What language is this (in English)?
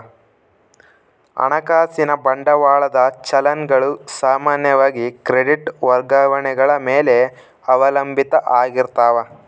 Kannada